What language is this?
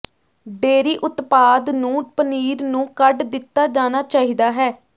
Punjabi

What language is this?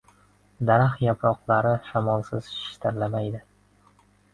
Uzbek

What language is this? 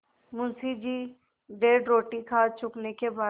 Hindi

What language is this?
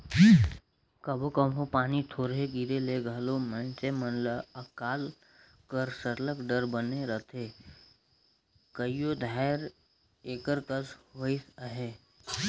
Chhattisgarhi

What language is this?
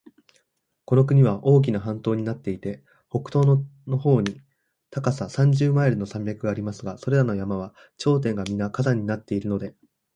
Japanese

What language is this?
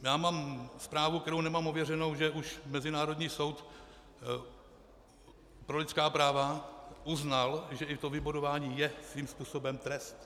Czech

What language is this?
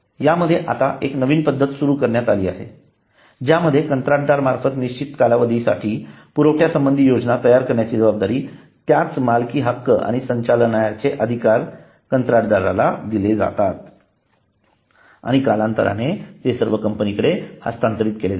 Marathi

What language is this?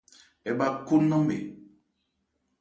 Ebrié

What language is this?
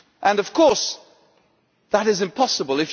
English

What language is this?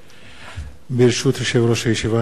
Hebrew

